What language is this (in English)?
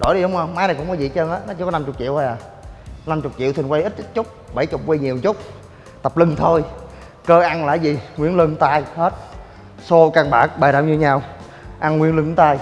Vietnamese